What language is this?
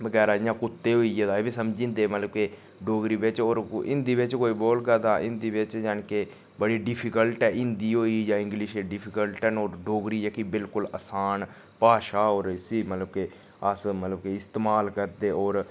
Dogri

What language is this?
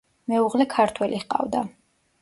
Georgian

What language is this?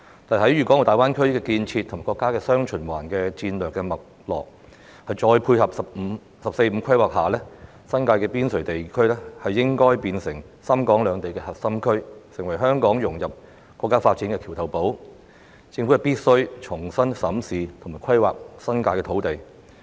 Cantonese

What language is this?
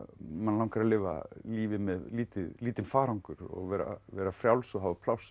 Icelandic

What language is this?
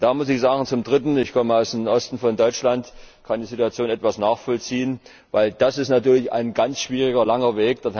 German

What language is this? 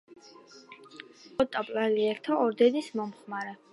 Georgian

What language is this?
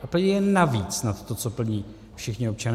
Czech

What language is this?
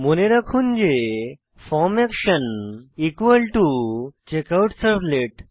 Bangla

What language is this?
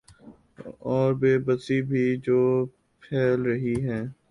Urdu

